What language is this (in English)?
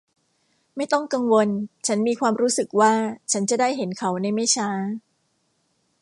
Thai